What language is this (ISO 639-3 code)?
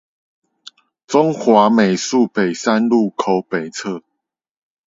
zho